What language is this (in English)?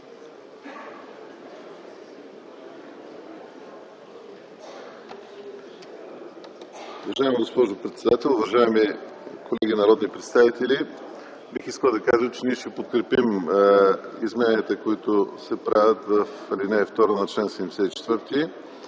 Bulgarian